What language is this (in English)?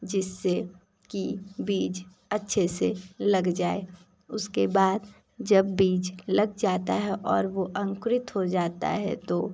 Hindi